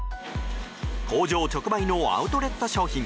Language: Japanese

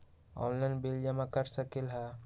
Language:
Magahi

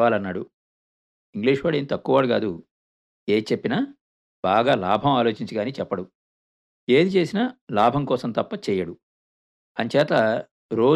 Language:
Telugu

